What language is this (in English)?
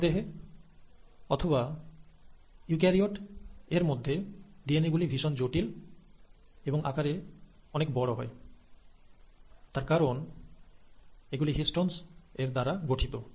Bangla